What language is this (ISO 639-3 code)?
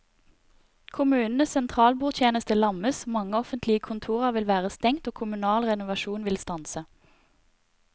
nor